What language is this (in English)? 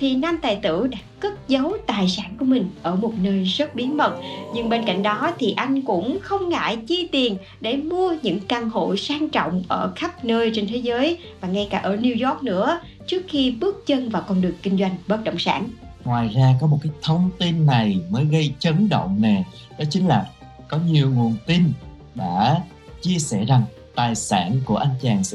Vietnamese